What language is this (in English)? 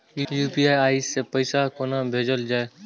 Maithili